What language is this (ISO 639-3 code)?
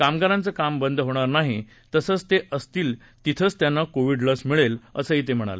mar